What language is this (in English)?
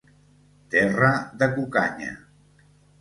Catalan